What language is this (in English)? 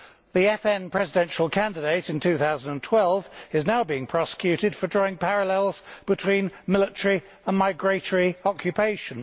English